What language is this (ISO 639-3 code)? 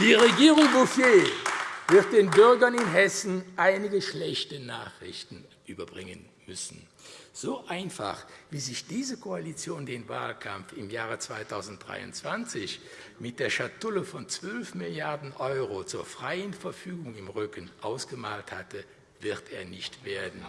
deu